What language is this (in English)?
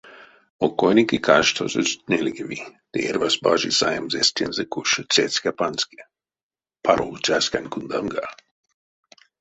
Erzya